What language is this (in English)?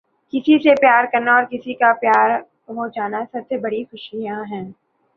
Urdu